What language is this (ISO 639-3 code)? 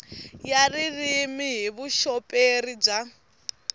tso